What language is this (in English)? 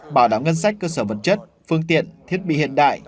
Vietnamese